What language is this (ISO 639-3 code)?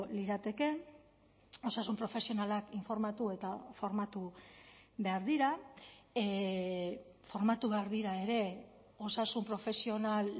eus